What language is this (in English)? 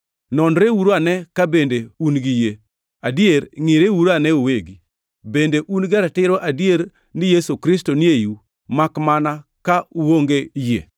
Luo (Kenya and Tanzania)